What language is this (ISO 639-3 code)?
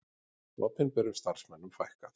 isl